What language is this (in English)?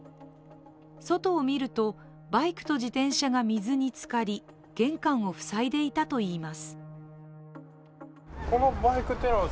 Japanese